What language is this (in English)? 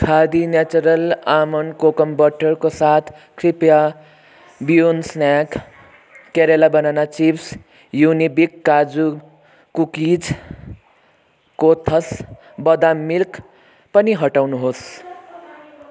Nepali